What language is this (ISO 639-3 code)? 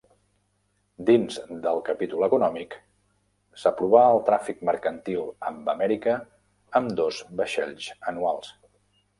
cat